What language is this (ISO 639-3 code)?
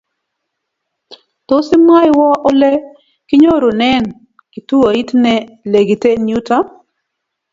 kln